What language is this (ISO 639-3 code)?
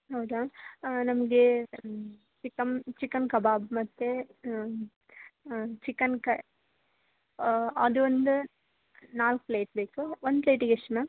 kan